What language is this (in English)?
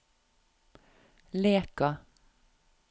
Norwegian